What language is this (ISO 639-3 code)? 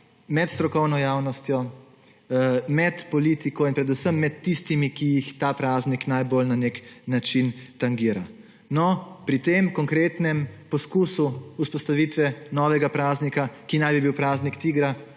slv